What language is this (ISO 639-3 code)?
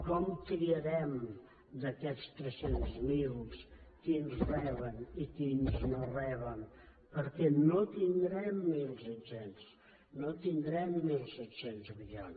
cat